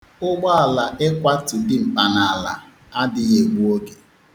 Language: Igbo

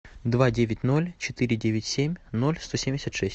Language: Russian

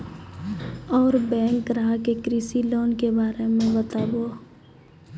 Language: Maithili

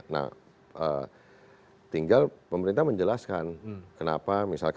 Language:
Indonesian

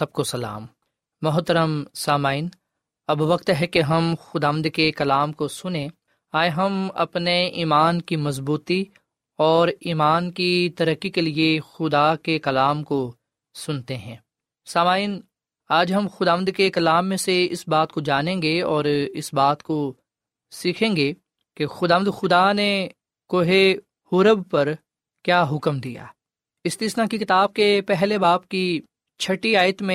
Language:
Urdu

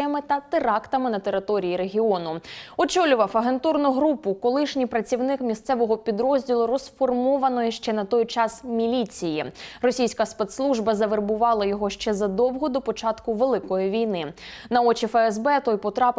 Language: Ukrainian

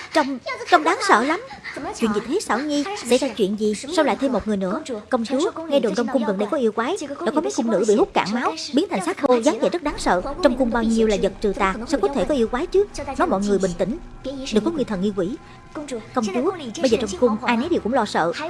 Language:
Vietnamese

